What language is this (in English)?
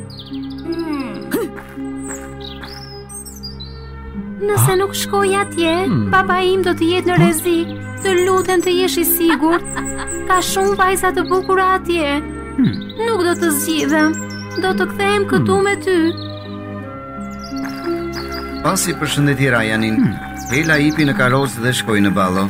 Romanian